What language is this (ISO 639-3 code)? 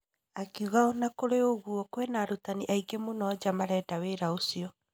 kik